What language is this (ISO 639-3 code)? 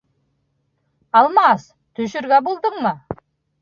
bak